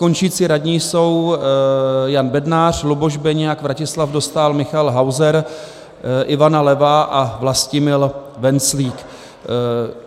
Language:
Czech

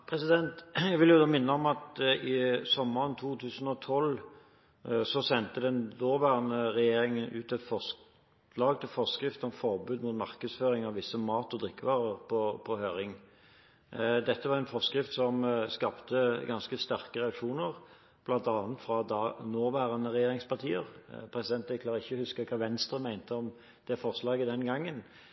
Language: Norwegian Bokmål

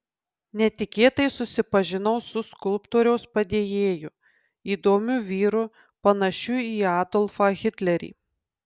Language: Lithuanian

